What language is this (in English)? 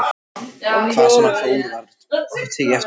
Icelandic